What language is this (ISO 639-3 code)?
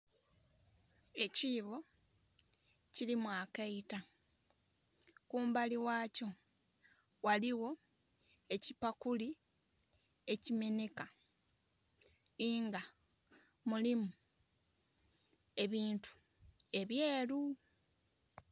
xog